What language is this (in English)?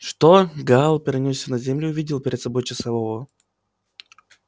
Russian